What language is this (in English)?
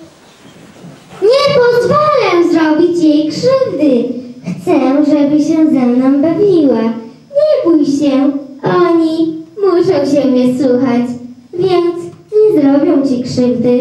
Polish